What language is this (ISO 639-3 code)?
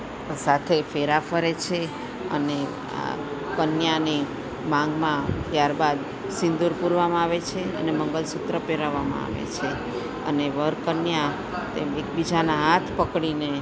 guj